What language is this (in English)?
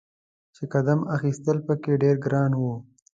Pashto